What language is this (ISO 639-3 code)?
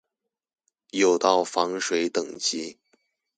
zho